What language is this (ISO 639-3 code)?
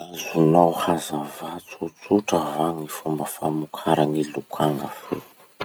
msh